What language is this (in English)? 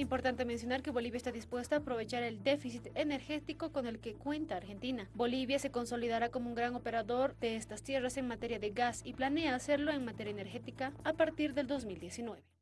Spanish